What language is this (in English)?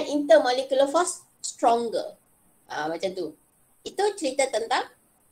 Malay